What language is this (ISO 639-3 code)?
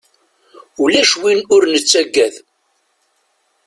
kab